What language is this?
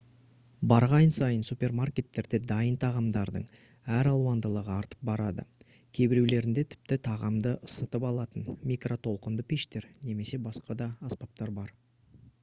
Kazakh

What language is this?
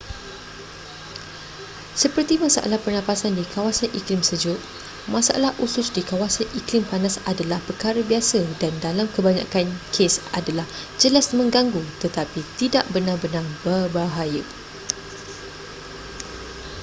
Malay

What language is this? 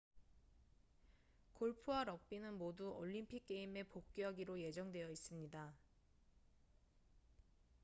Korean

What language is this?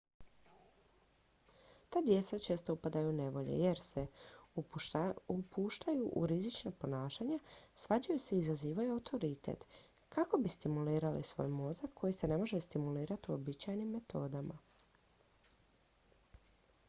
Croatian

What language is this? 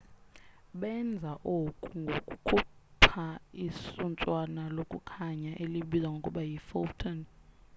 Xhosa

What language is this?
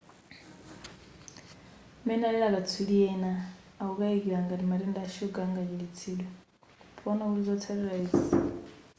Nyanja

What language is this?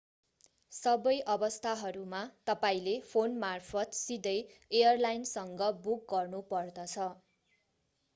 Nepali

